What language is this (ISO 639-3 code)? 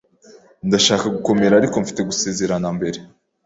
kin